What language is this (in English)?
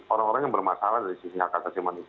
Indonesian